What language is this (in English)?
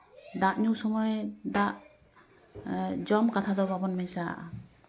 Santali